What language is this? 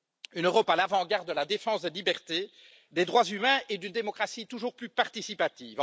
French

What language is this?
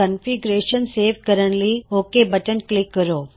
Punjabi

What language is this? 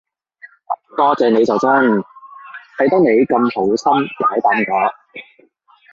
Cantonese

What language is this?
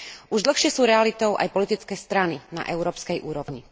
Slovak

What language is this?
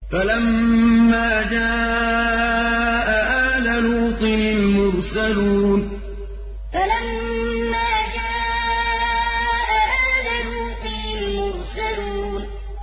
Arabic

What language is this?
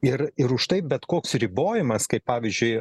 Lithuanian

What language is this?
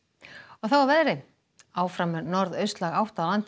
Icelandic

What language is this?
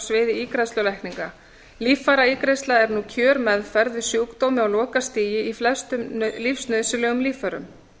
Icelandic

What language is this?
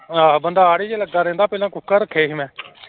Punjabi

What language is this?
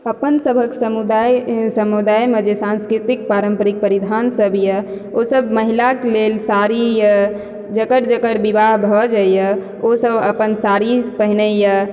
Maithili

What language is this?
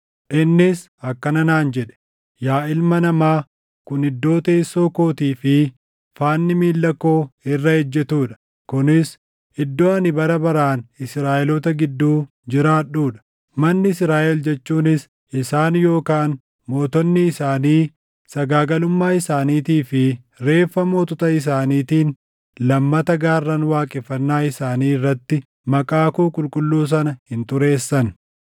Oromo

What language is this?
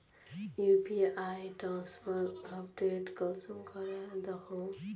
Magahi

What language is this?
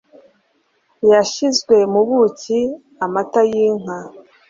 Kinyarwanda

